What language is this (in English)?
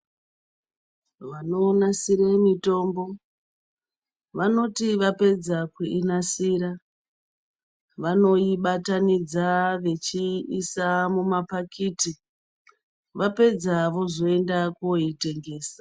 Ndau